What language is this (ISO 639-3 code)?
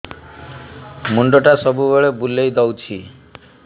ori